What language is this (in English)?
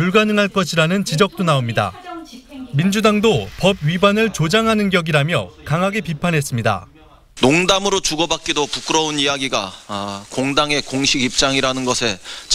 Korean